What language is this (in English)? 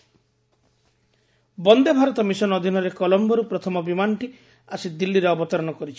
Odia